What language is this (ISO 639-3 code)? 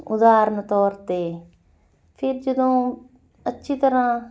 pan